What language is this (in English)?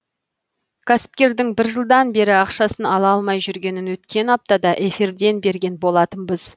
Kazakh